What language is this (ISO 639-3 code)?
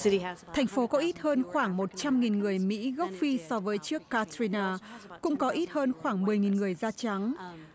vie